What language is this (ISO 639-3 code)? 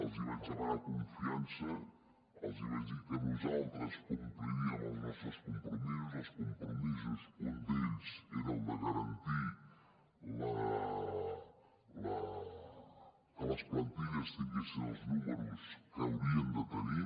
cat